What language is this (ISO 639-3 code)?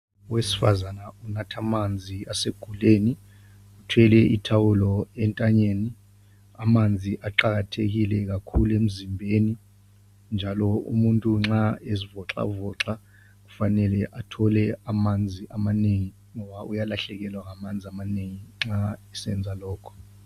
nde